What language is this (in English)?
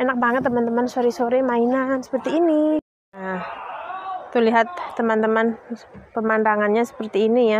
Indonesian